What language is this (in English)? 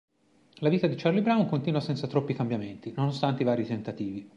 Italian